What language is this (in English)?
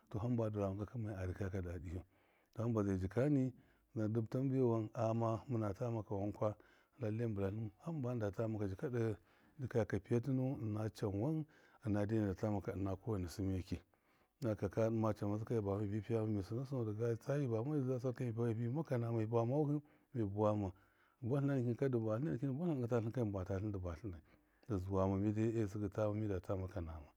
Miya